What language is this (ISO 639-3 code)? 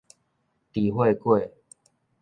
nan